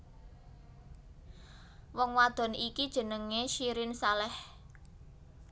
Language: Javanese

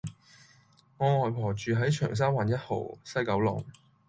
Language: Cantonese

